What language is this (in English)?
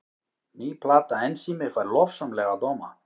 Icelandic